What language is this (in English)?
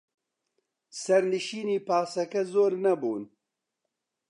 Central Kurdish